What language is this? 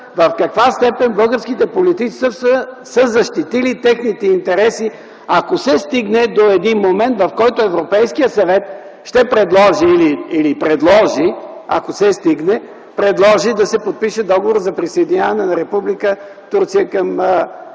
Bulgarian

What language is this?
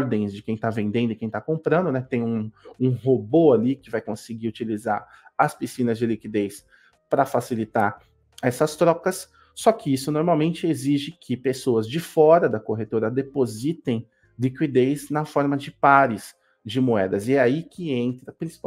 Portuguese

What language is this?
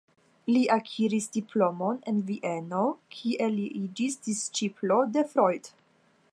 Esperanto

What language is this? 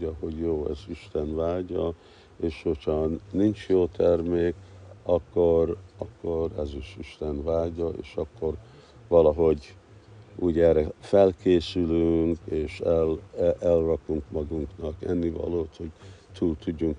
Hungarian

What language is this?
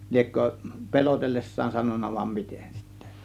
Finnish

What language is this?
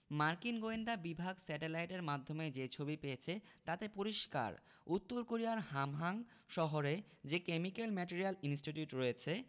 Bangla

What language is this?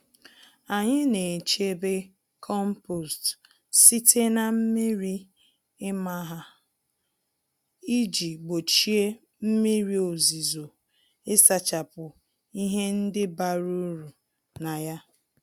Igbo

